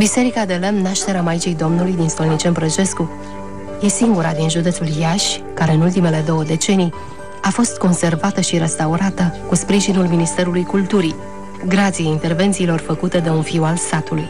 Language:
Romanian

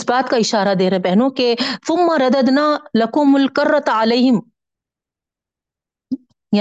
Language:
Urdu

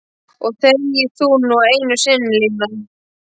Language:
Icelandic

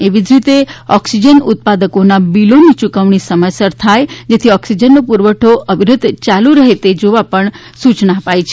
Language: Gujarati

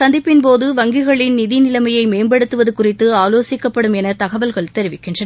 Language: Tamil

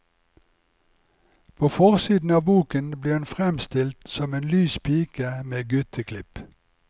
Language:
Norwegian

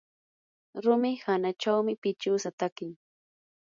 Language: Yanahuanca Pasco Quechua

